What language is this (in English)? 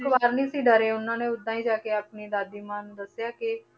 Punjabi